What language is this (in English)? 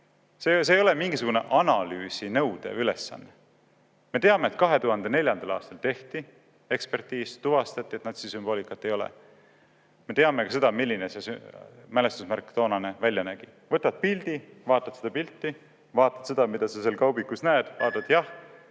Estonian